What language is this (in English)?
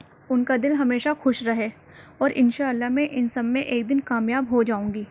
Urdu